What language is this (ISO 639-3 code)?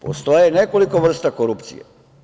srp